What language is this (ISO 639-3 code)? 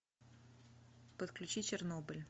rus